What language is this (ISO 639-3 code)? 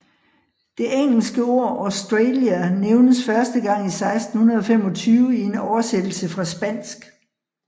dan